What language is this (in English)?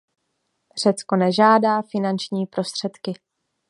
Czech